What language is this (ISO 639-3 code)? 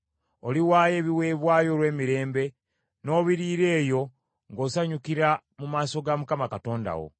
lug